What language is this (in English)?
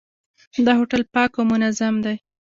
Pashto